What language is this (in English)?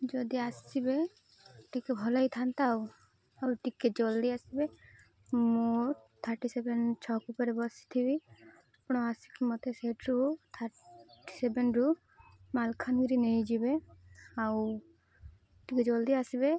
Odia